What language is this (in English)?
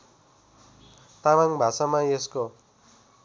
Nepali